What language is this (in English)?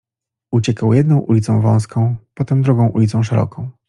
Polish